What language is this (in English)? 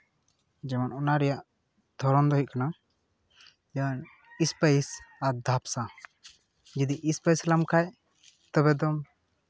Santali